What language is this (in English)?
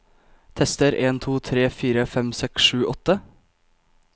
Norwegian